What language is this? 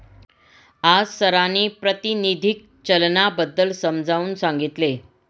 Marathi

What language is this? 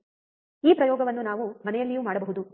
Kannada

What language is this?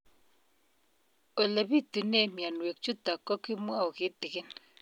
Kalenjin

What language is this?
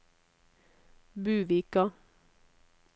Norwegian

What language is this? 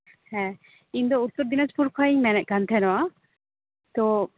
Santali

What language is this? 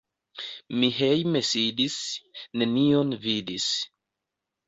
Esperanto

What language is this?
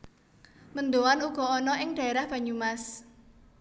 Javanese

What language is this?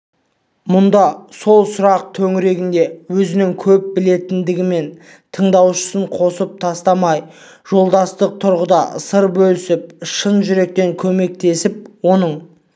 Kazakh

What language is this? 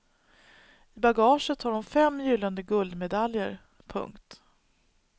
Swedish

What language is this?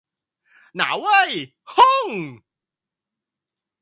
Thai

